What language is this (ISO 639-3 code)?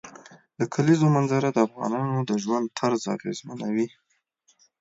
pus